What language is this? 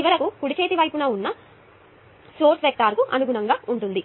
Telugu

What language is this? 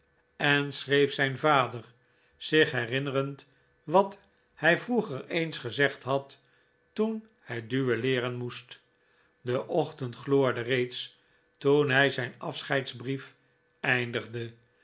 Dutch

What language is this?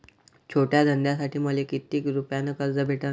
Marathi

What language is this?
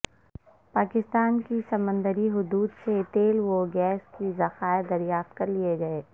Urdu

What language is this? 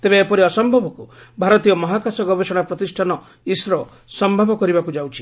Odia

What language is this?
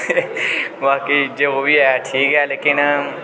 Dogri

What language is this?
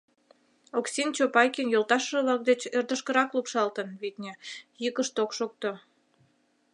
Mari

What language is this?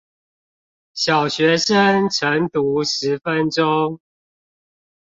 Chinese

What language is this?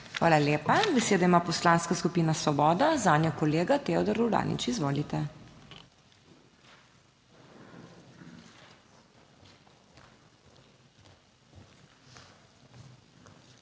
Slovenian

